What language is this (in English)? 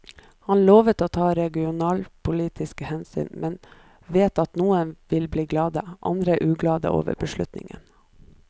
Norwegian